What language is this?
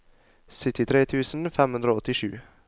Norwegian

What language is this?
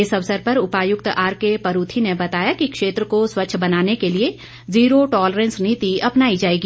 Hindi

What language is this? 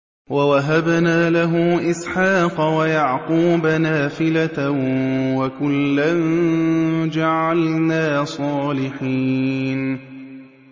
Arabic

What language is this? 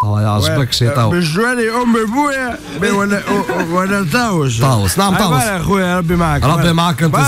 Arabic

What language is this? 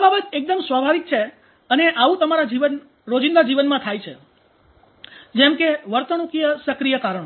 Gujarati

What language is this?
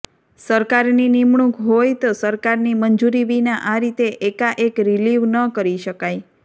Gujarati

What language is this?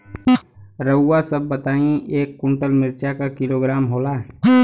Bhojpuri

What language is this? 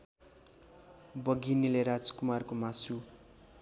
Nepali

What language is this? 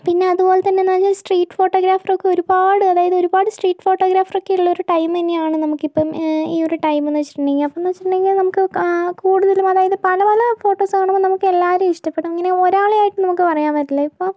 Malayalam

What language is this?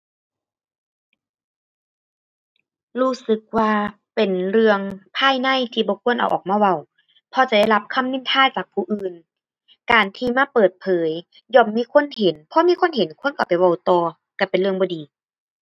Thai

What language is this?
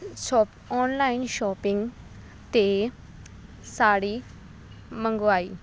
Punjabi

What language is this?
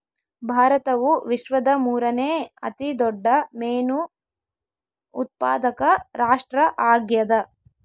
Kannada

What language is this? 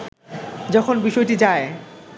Bangla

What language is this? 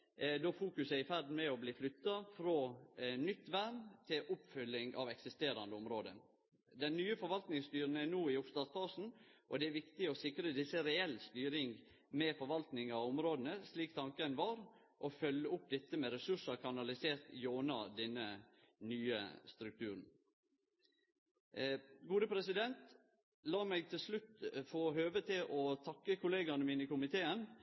Norwegian Nynorsk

